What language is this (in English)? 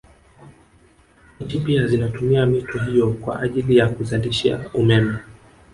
Swahili